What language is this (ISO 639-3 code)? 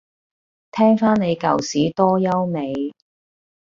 yue